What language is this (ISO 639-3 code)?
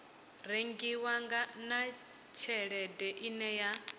ven